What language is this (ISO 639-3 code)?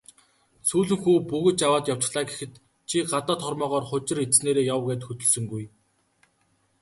mon